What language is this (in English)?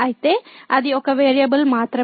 Telugu